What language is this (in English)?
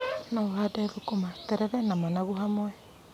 Kikuyu